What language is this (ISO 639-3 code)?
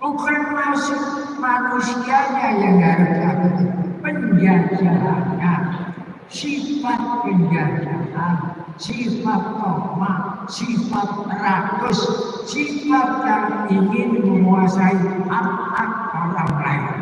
ind